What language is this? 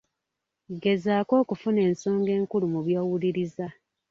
Ganda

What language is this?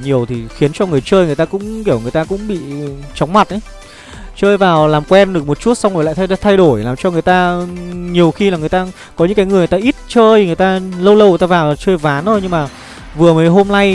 Vietnamese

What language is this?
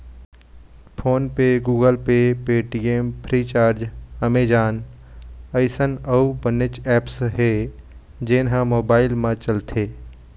Chhattisgarhi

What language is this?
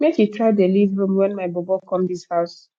Nigerian Pidgin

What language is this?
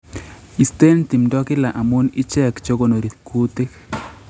Kalenjin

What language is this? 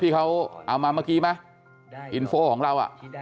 Thai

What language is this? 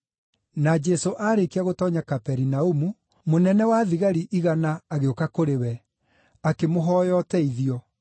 Kikuyu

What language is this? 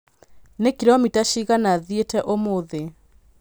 Kikuyu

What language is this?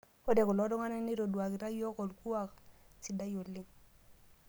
Masai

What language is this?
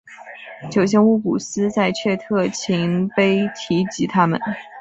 Chinese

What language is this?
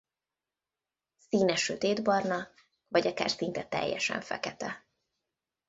Hungarian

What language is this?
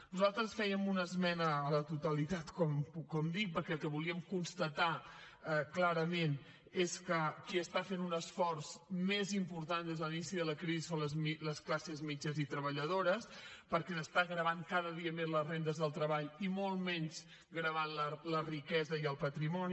Catalan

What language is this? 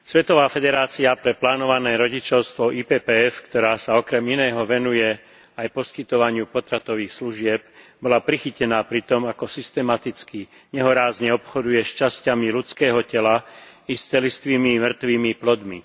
Slovak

